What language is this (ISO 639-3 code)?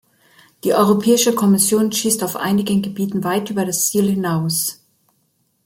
deu